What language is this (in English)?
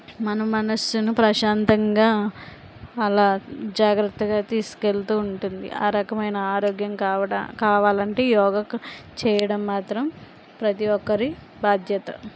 Telugu